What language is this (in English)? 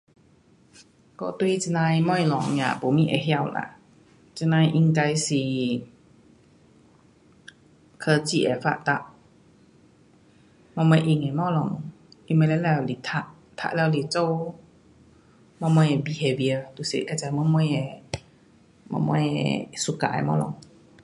Pu-Xian Chinese